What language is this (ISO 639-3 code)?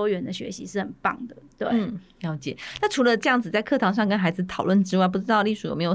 zho